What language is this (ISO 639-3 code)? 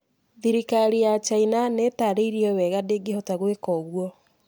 kik